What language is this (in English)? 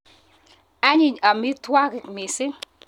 Kalenjin